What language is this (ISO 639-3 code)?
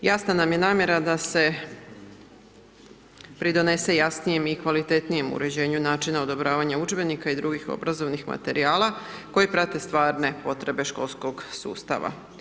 hrv